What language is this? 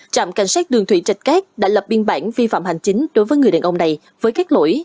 Vietnamese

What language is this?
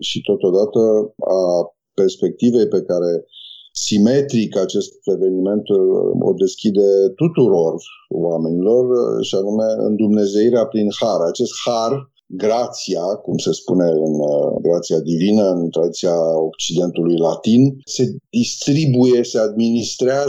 Romanian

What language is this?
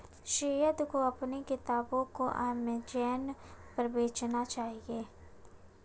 Hindi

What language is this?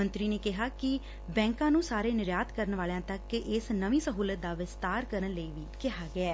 Punjabi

